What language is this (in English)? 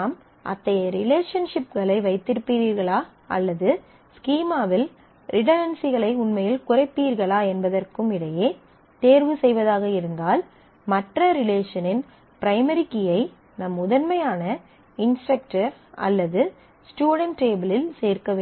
Tamil